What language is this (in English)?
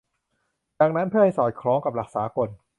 Thai